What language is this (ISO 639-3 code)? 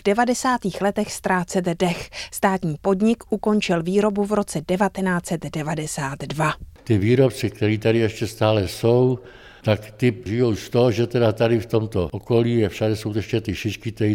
ces